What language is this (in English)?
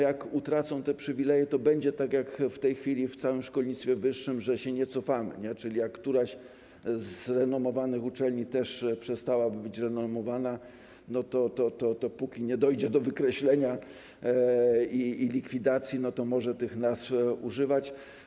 Polish